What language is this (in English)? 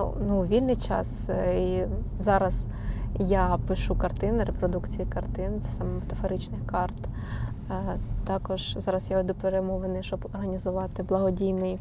Ukrainian